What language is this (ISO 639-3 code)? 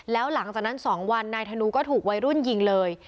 tha